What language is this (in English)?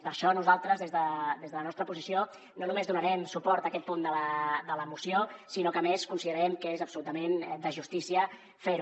Catalan